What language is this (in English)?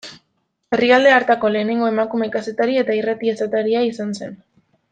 Basque